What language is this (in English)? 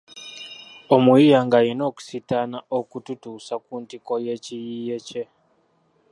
Ganda